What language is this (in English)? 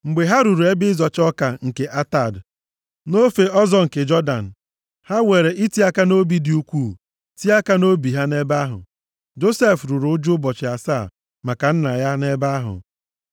Igbo